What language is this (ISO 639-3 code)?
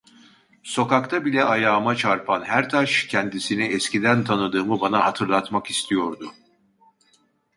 tur